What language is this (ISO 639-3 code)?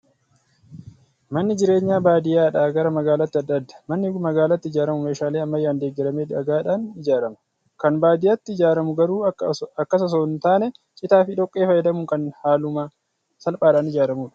orm